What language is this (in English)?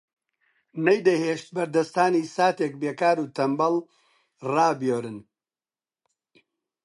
Central Kurdish